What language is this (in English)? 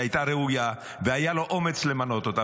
Hebrew